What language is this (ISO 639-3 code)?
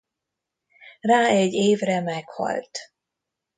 hun